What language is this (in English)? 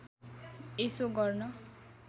Nepali